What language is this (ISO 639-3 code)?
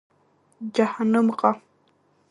abk